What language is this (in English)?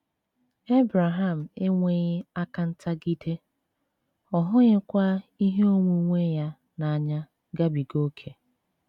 Igbo